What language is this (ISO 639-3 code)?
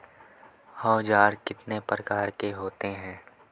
hin